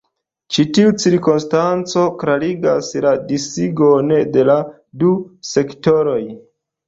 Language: Esperanto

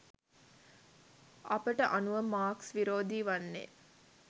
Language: Sinhala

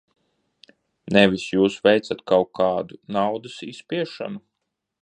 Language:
Latvian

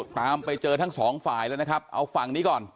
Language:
Thai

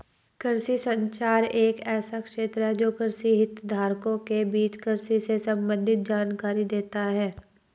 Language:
Hindi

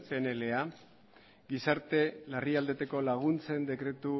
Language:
Basque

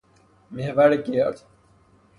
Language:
Persian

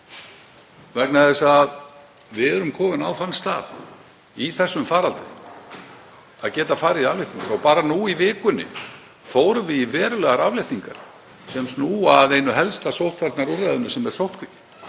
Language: Icelandic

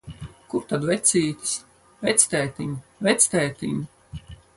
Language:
Latvian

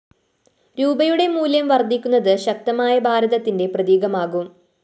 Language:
Malayalam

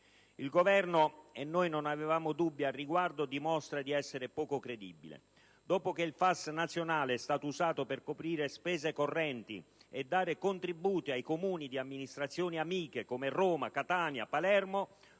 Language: Italian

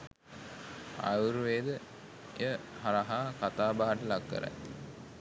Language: Sinhala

